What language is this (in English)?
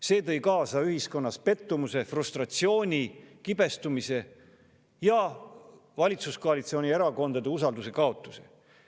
Estonian